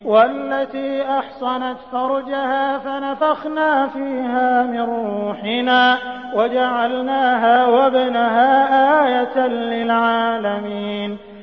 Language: Arabic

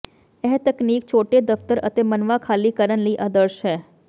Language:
Punjabi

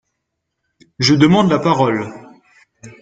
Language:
French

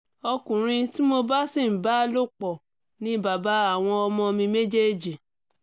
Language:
Yoruba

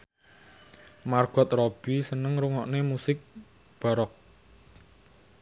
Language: Javanese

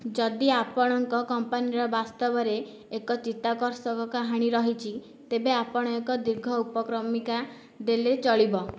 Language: Odia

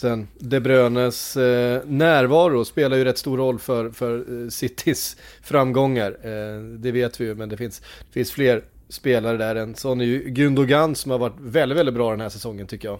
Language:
Swedish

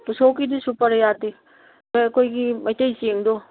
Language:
Manipuri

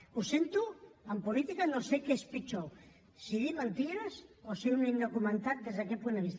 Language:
Catalan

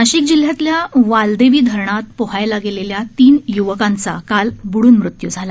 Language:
Marathi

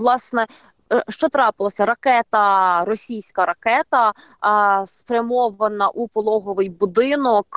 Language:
Ukrainian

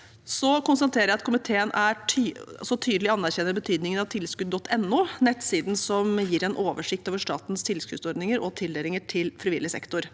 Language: Norwegian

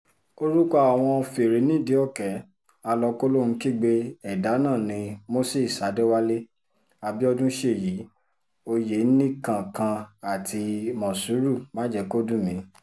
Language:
Yoruba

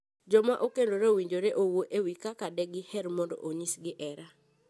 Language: Luo (Kenya and Tanzania)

